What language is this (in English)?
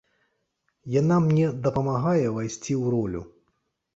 Belarusian